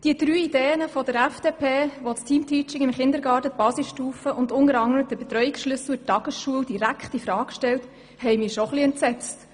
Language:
Swiss German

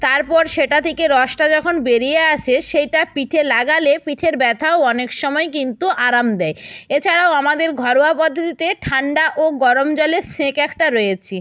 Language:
Bangla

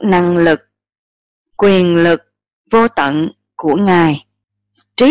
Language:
Vietnamese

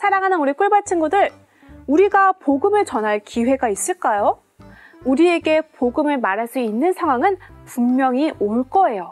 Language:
Korean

